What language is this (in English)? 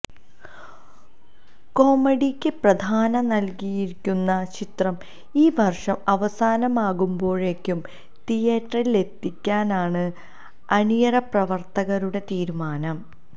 Malayalam